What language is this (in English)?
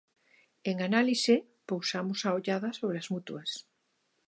Galician